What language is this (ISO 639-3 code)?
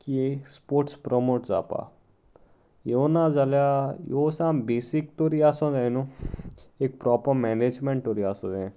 kok